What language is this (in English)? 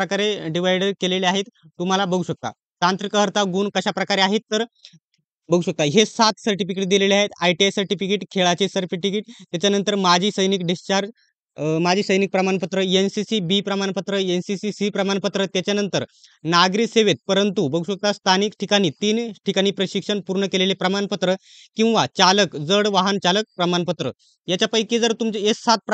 Marathi